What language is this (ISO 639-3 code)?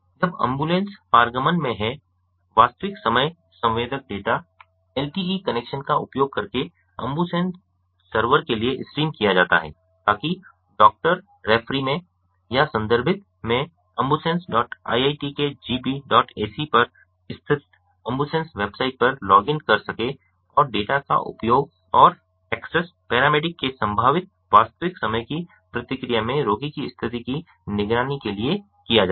hin